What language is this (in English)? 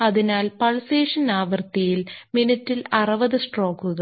Malayalam